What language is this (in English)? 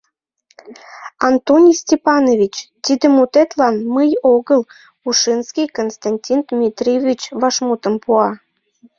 Mari